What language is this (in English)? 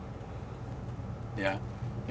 Indonesian